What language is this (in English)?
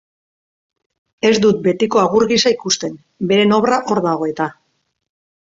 Basque